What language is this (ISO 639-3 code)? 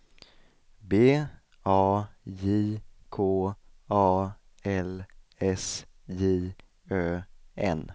swe